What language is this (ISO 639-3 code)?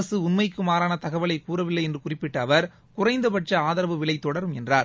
tam